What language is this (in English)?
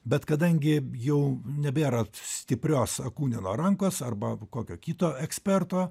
Lithuanian